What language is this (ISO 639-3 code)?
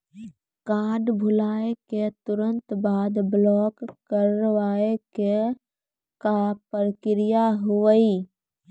mai